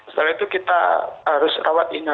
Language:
Indonesian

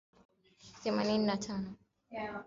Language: Swahili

